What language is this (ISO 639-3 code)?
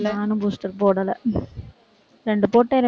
tam